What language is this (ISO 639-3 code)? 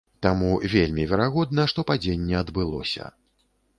bel